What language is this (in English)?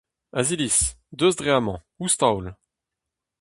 Breton